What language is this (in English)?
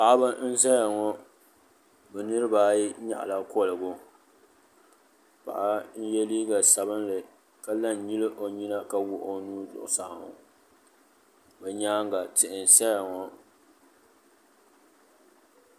Dagbani